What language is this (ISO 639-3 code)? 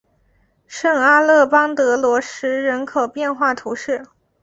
zho